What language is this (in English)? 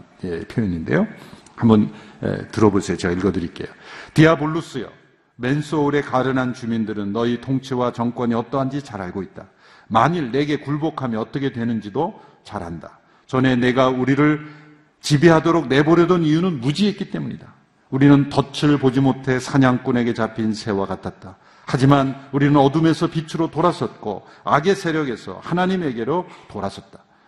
Korean